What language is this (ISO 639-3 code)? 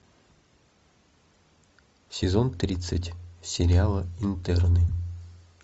rus